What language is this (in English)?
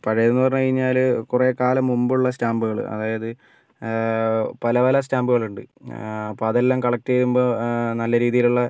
Malayalam